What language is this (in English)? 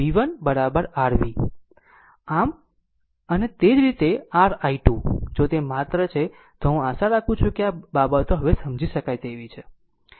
Gujarati